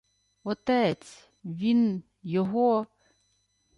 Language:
Ukrainian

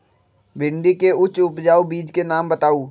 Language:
Magahi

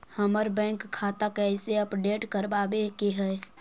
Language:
Magahi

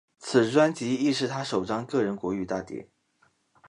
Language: Chinese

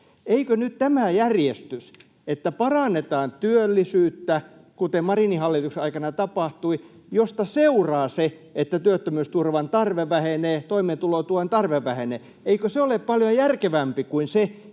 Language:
Finnish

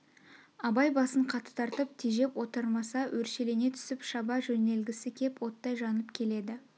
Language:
Kazakh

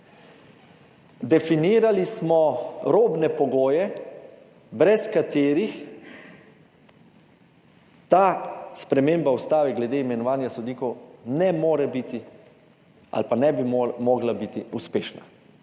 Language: Slovenian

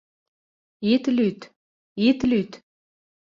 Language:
Mari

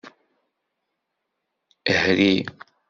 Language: Kabyle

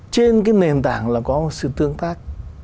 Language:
Vietnamese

